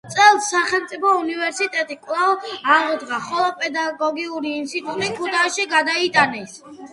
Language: Georgian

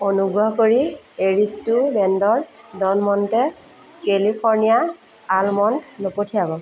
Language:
Assamese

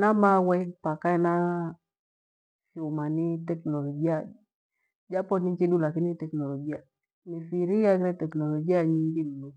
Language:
Gweno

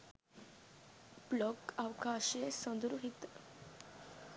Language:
Sinhala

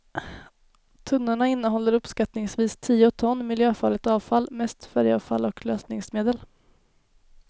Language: Swedish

